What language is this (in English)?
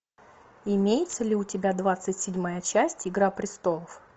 Russian